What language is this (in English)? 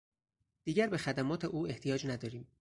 Persian